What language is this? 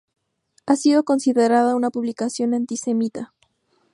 Spanish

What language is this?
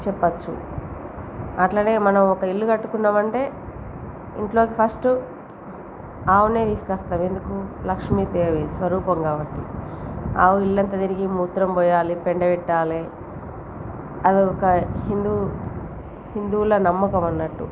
Telugu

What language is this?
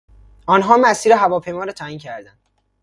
Persian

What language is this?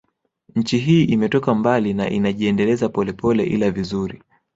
Swahili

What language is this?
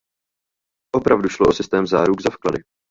Czech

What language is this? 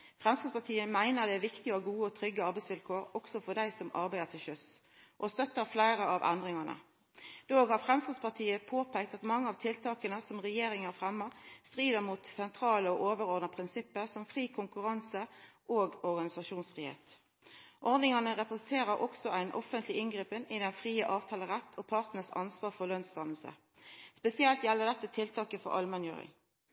Norwegian Nynorsk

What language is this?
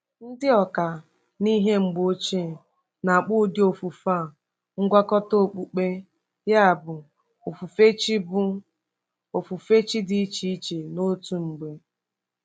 Igbo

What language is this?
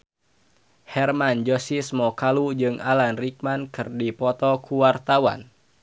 Sundanese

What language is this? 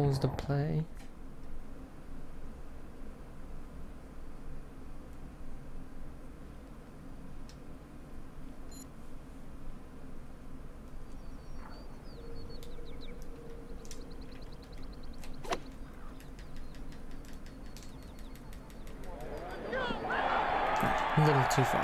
English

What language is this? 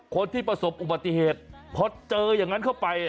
Thai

